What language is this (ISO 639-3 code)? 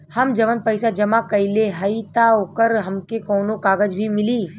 bho